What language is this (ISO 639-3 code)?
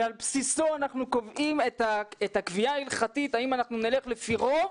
heb